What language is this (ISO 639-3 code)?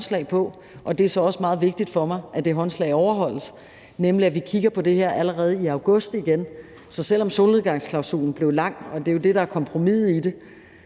dan